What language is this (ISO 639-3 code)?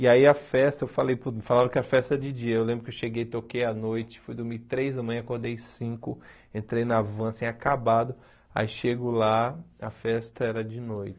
por